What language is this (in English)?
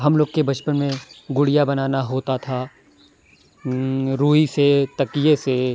Urdu